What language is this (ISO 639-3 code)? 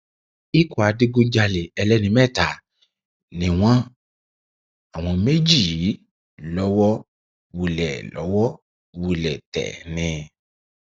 yor